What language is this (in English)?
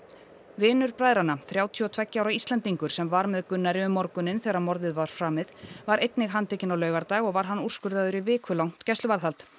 Icelandic